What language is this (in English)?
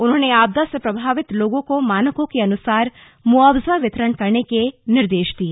Hindi